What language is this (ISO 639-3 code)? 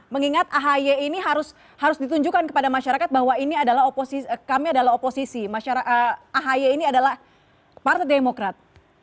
ind